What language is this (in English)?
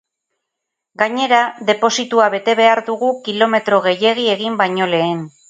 Basque